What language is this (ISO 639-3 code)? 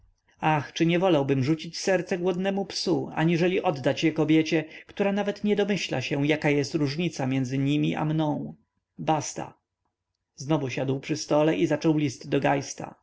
pol